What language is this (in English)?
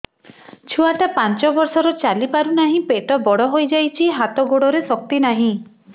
Odia